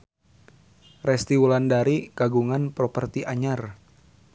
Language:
Sundanese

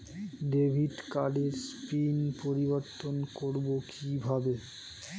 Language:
Bangla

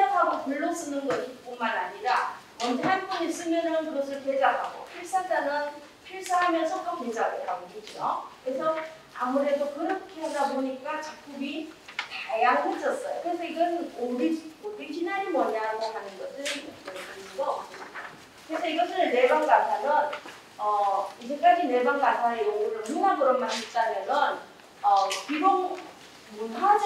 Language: Korean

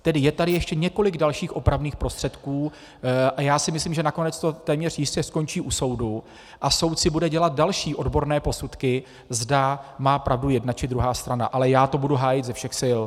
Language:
Czech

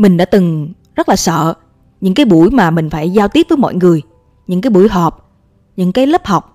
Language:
Vietnamese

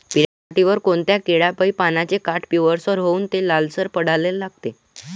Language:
Marathi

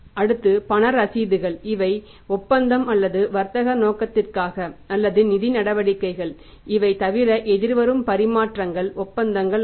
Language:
Tamil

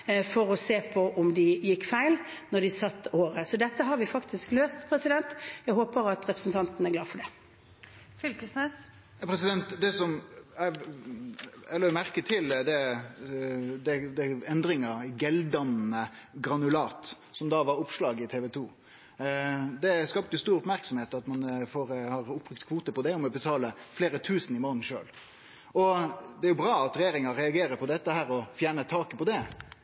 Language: Norwegian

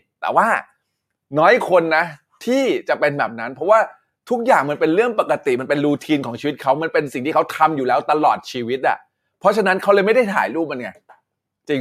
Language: Thai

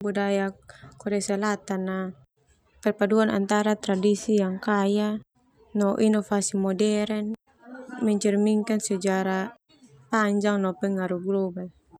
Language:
Termanu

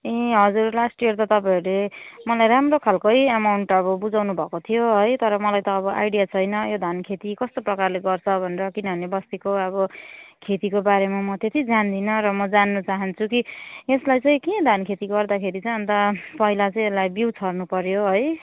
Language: Nepali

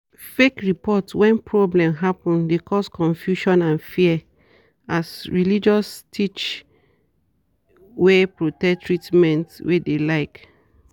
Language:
Nigerian Pidgin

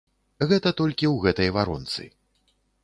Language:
Belarusian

